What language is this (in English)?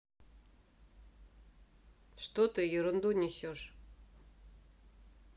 Russian